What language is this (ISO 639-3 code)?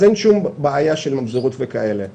heb